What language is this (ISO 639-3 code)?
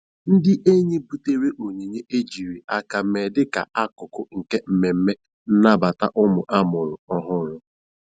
ibo